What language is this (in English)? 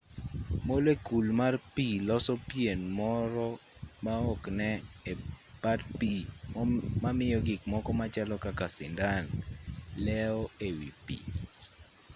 Luo (Kenya and Tanzania)